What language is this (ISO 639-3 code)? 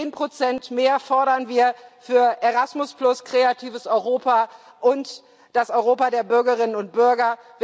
deu